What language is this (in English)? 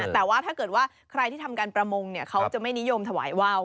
Thai